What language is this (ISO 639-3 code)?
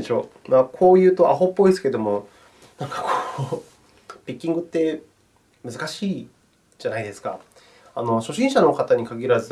jpn